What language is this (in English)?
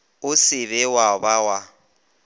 Northern Sotho